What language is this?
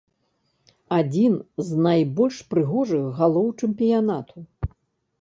Belarusian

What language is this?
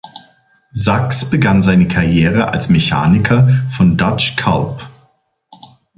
German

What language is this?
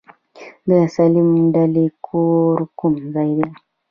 Pashto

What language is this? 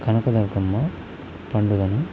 Telugu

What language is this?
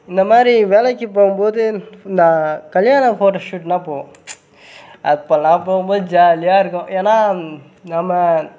Tamil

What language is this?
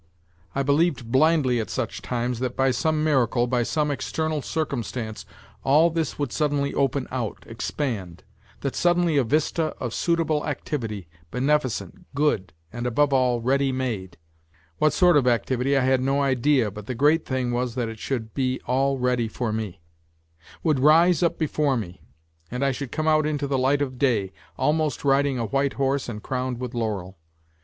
English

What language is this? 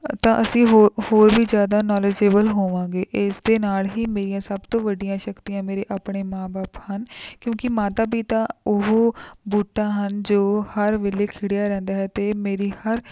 Punjabi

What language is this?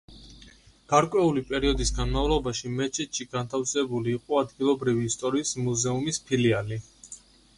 Georgian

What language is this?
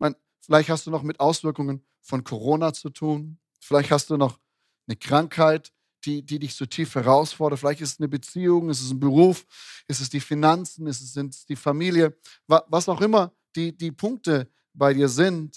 German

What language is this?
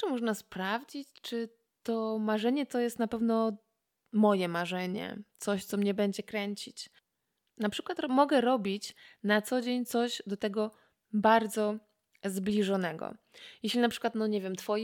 Polish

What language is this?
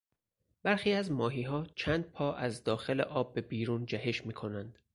Persian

